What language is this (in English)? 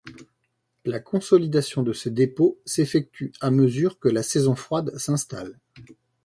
French